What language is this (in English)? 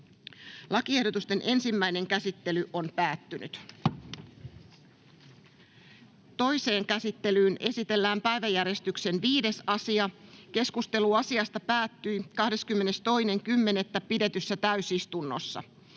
Finnish